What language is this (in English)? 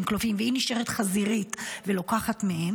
Hebrew